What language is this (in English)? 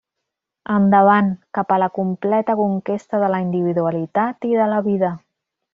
Catalan